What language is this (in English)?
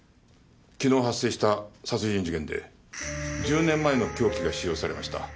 Japanese